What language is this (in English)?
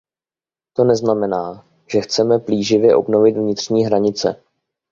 Czech